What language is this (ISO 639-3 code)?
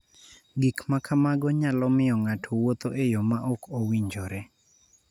luo